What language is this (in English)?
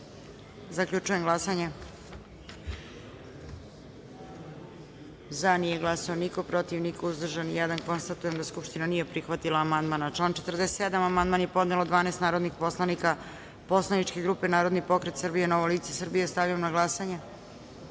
Serbian